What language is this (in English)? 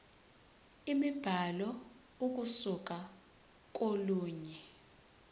Zulu